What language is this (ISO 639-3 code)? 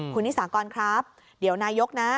tha